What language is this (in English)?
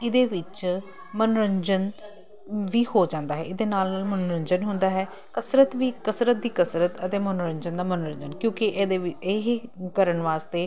Punjabi